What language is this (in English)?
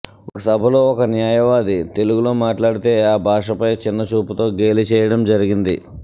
Telugu